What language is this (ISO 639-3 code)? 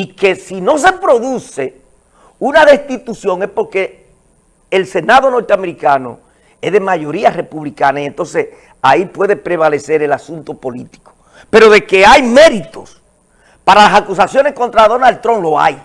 spa